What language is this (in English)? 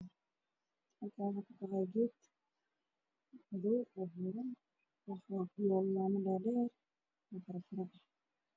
Somali